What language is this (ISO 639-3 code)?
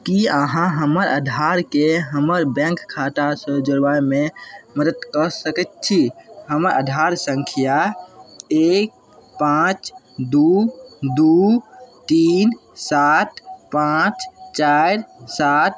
mai